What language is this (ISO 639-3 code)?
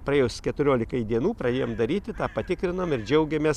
lit